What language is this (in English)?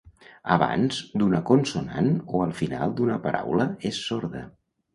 Catalan